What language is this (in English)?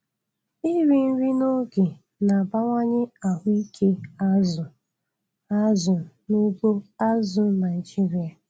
Igbo